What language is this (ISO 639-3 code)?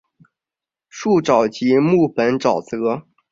zho